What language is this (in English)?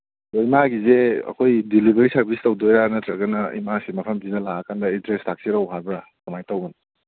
Manipuri